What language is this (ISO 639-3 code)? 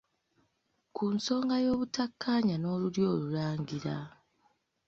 lug